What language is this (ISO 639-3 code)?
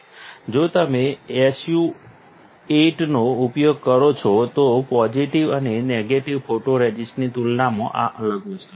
guj